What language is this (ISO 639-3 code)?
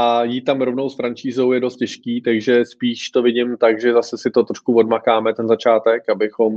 ces